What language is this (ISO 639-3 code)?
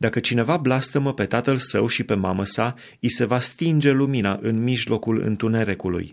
ron